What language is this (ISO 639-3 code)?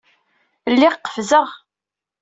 kab